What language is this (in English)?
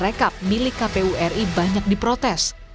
Indonesian